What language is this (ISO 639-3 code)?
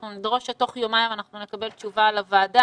heb